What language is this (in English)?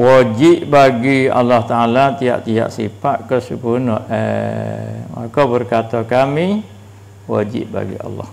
Malay